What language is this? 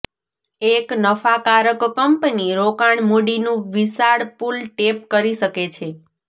Gujarati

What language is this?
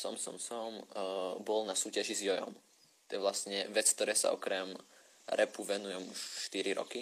Slovak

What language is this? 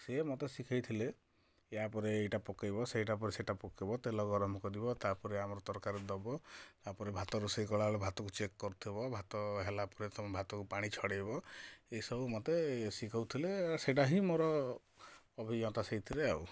Odia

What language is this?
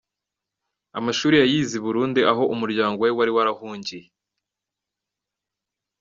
Kinyarwanda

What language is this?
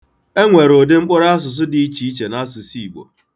Igbo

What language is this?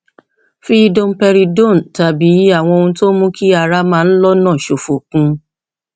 Yoruba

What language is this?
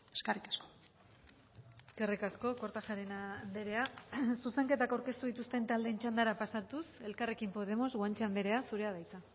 Basque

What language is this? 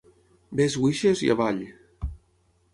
Catalan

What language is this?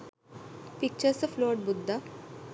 Sinhala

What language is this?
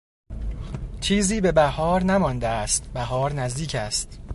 Persian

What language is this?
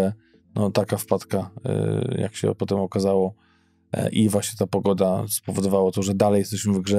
Polish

